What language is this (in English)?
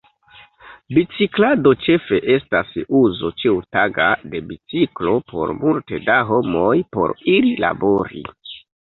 Esperanto